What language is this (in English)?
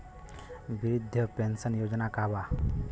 Bhojpuri